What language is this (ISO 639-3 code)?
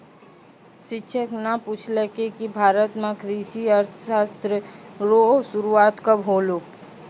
mai